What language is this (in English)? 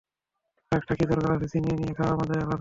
Bangla